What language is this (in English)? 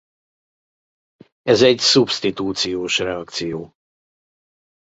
Hungarian